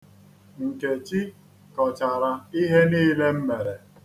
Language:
Igbo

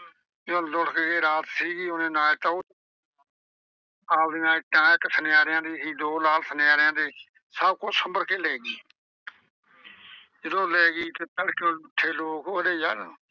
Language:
Punjabi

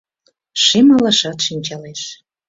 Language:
Mari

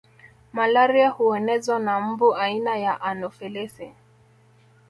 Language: Swahili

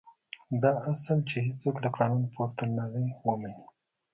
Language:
Pashto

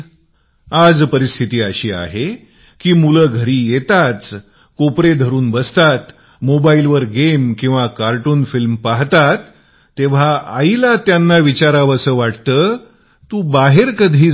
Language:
Marathi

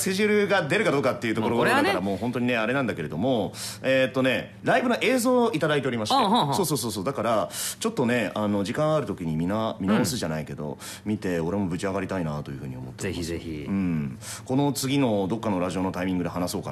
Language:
Japanese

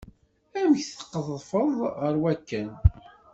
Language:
Kabyle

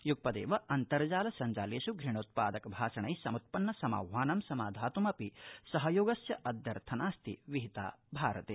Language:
Sanskrit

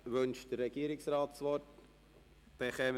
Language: Swiss German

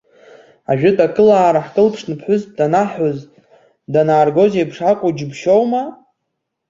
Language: Abkhazian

